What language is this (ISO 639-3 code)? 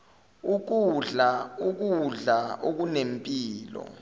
zul